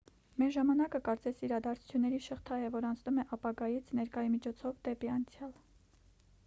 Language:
Armenian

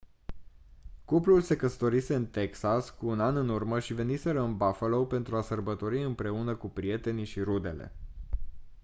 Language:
Romanian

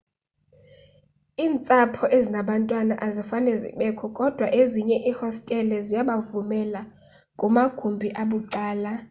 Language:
Xhosa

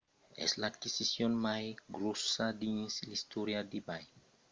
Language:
Occitan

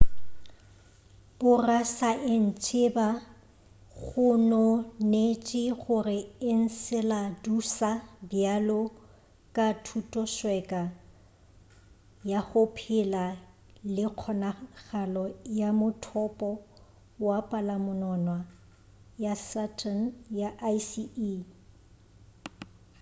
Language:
Northern Sotho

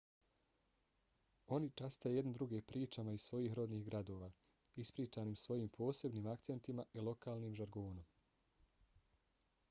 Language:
Bosnian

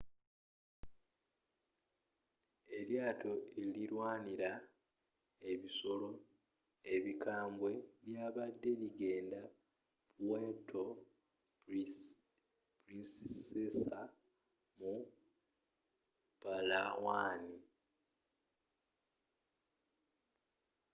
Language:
Ganda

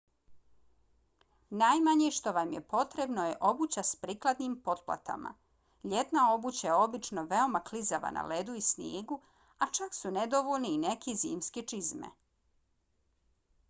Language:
Bosnian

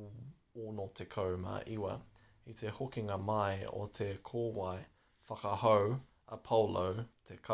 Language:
Māori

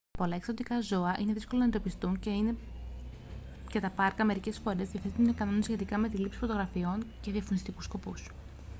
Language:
Greek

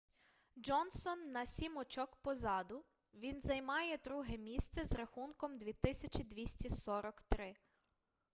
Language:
Ukrainian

